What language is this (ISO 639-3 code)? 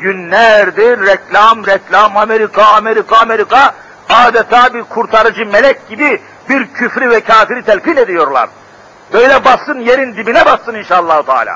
tur